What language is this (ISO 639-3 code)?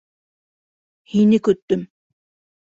bak